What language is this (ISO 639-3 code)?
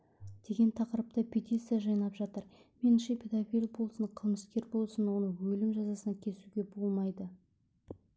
kaz